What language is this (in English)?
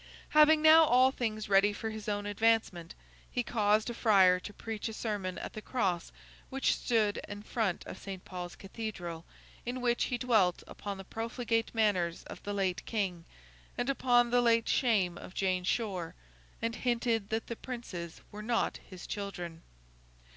English